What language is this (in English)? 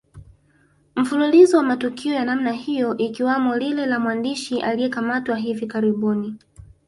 Swahili